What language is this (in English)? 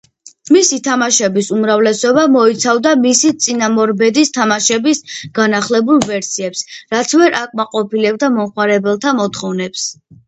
Georgian